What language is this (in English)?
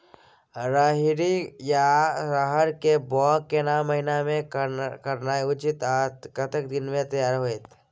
Maithili